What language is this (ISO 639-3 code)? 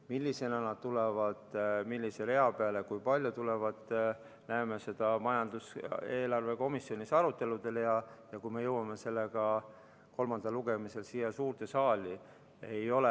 est